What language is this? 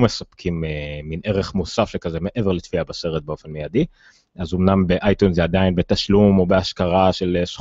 Hebrew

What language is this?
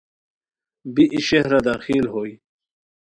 Khowar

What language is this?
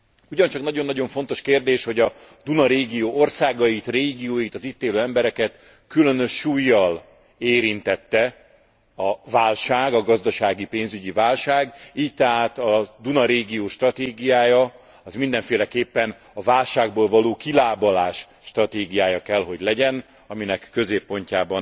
Hungarian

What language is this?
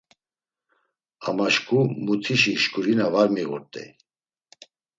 Laz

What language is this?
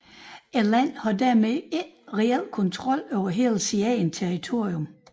Danish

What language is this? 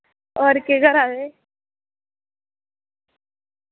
Dogri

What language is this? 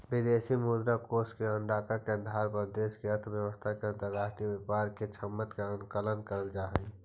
Magahi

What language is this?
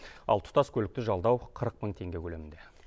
Kazakh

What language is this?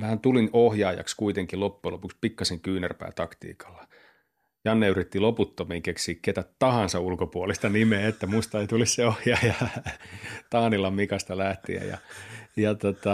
Finnish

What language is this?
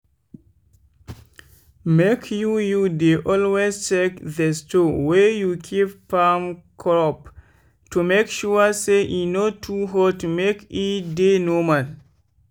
Nigerian Pidgin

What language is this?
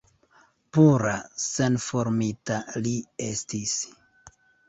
Esperanto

